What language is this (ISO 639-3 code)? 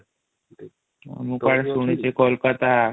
ori